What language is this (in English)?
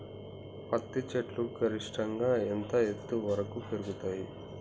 Telugu